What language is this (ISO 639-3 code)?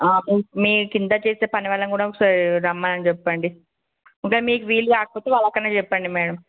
tel